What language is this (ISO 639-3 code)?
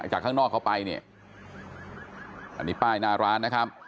tha